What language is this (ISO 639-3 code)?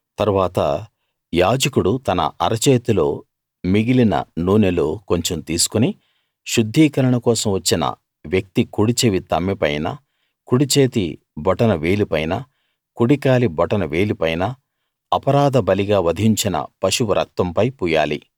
tel